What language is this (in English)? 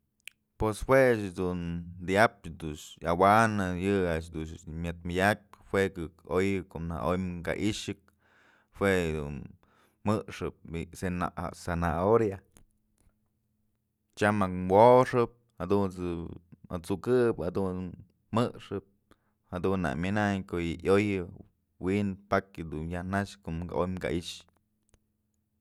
Mazatlán Mixe